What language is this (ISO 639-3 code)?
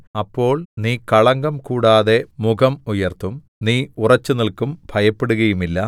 mal